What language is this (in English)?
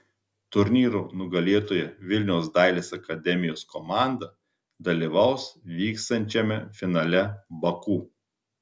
Lithuanian